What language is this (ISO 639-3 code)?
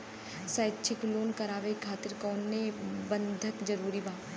bho